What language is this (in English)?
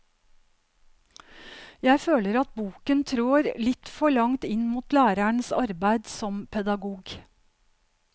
Norwegian